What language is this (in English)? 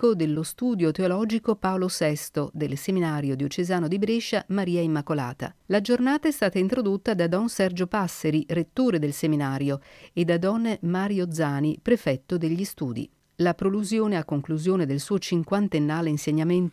Italian